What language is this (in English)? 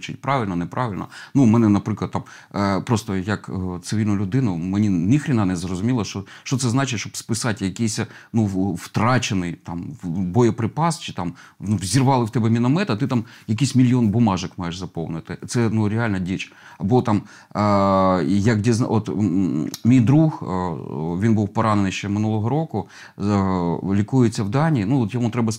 Ukrainian